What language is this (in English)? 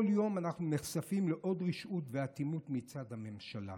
Hebrew